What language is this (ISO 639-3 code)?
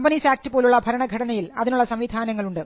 mal